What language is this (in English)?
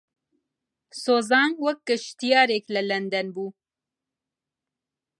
Central Kurdish